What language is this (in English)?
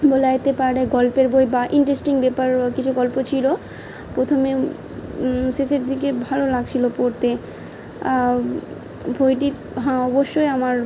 Bangla